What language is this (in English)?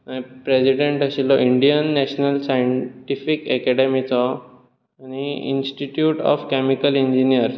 Konkani